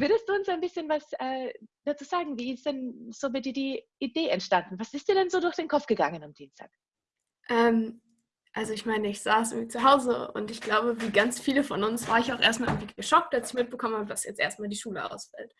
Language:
German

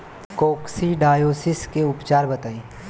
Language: Bhojpuri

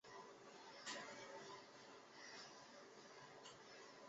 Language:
Chinese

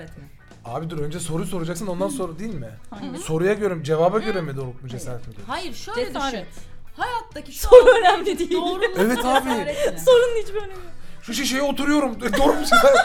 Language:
Turkish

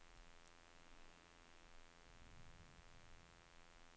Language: Norwegian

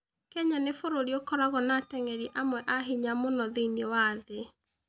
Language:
Kikuyu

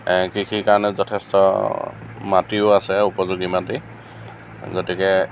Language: Assamese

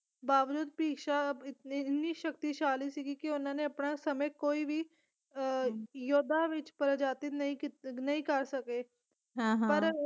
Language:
Punjabi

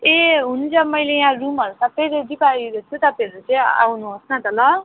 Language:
Nepali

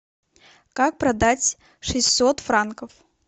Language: Russian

